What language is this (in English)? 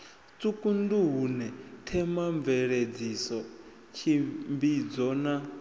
Venda